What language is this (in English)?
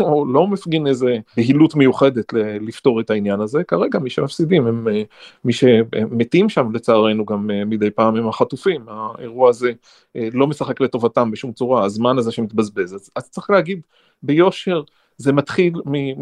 Hebrew